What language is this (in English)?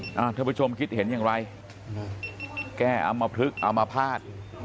Thai